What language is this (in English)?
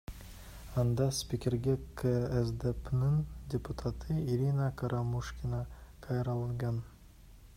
Kyrgyz